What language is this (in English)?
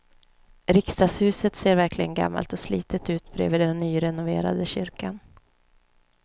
Swedish